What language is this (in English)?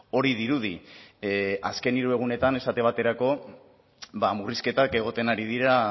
Basque